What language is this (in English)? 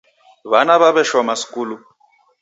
Taita